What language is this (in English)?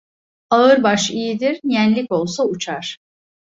Turkish